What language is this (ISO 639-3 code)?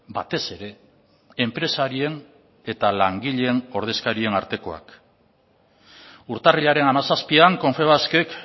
eus